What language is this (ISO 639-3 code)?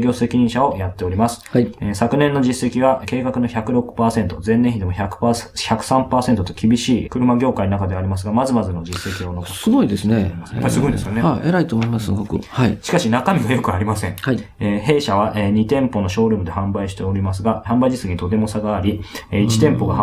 jpn